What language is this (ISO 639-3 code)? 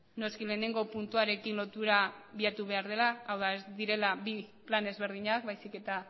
eus